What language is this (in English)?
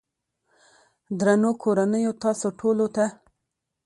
Pashto